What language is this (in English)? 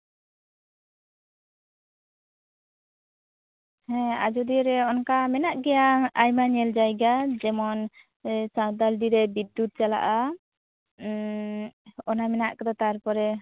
Santali